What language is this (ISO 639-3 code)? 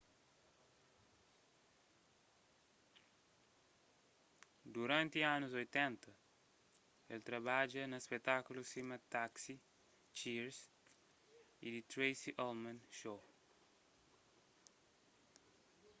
kea